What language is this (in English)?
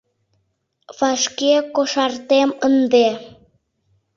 Mari